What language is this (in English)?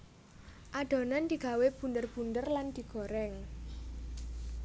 Javanese